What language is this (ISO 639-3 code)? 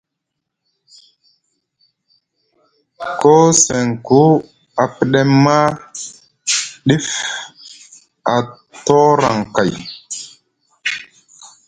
mug